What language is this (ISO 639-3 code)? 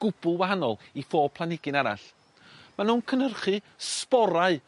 cym